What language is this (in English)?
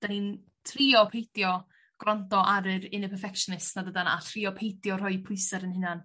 Welsh